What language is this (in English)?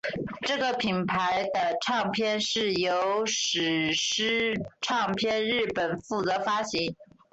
Chinese